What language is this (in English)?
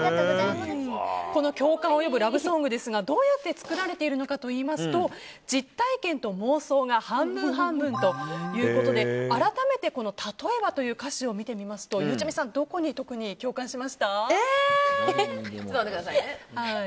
Japanese